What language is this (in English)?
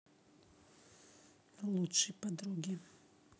Russian